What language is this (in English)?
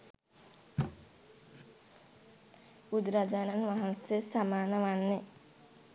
Sinhala